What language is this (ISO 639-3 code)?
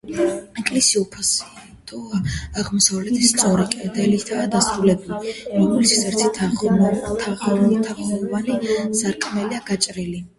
kat